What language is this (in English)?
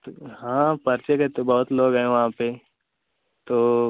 Hindi